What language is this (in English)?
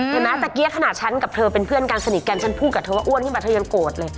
Thai